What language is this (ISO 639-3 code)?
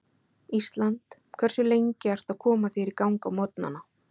isl